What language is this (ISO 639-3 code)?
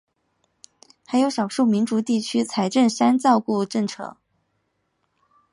zho